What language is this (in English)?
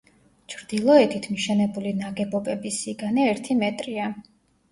Georgian